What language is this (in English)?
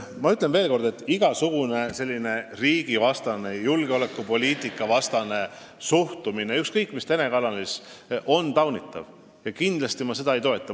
Estonian